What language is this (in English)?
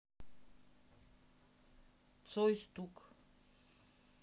Russian